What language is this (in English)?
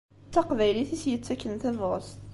Kabyle